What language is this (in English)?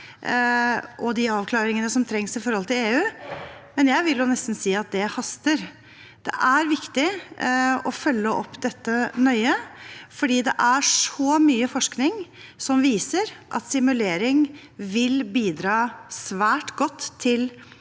Norwegian